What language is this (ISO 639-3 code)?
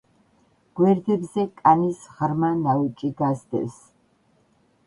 kat